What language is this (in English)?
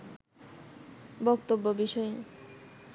Bangla